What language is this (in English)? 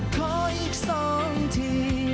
Thai